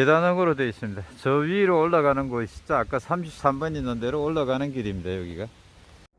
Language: Korean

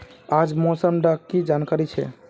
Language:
Magahi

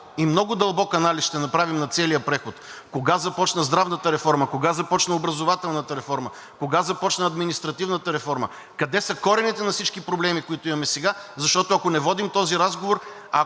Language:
Bulgarian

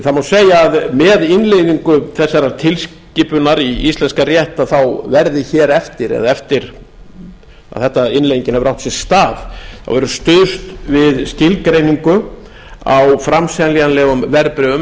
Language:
Icelandic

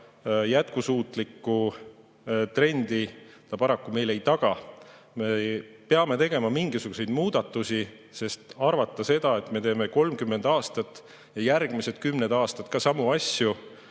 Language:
Estonian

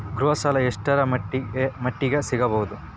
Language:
Kannada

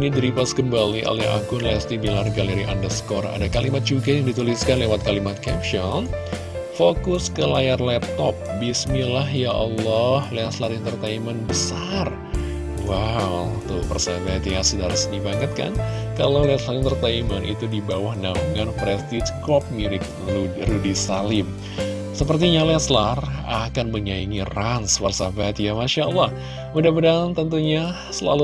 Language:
Indonesian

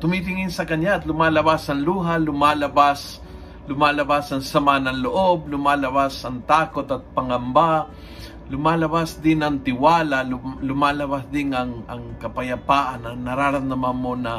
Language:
Filipino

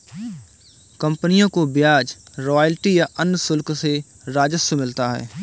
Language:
Hindi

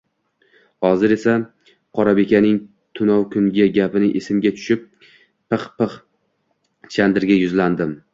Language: Uzbek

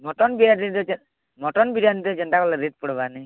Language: Odia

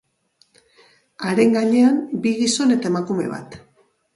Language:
Basque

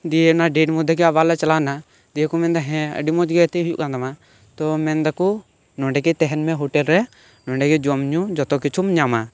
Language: Santali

